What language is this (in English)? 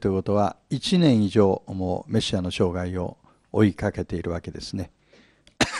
Japanese